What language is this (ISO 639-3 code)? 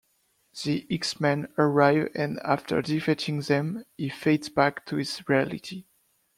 eng